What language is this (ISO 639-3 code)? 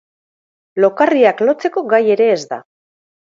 eus